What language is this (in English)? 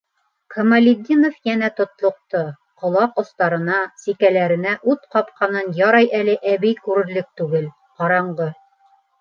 Bashkir